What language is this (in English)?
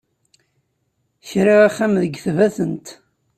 Kabyle